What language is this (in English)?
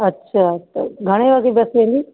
Sindhi